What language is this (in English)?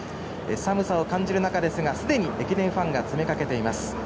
Japanese